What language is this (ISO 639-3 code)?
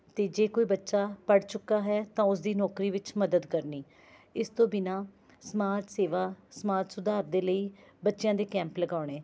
pan